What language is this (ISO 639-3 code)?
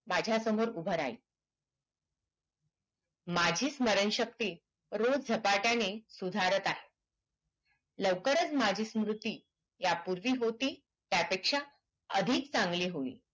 mar